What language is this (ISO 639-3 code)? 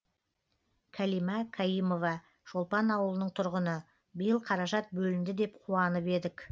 kaz